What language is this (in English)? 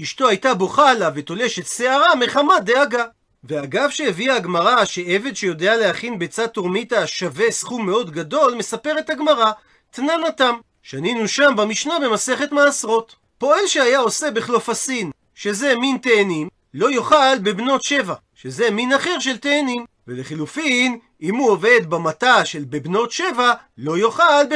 Hebrew